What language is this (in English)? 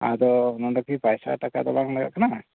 Santali